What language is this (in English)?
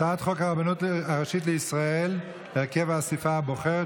Hebrew